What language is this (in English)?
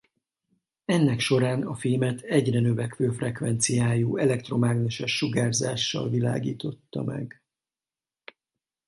Hungarian